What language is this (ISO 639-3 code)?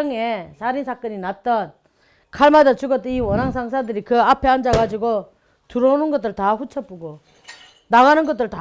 kor